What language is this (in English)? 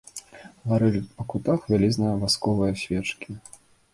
Belarusian